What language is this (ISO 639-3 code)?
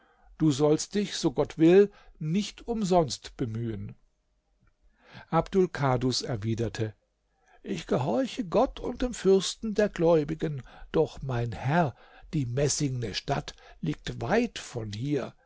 deu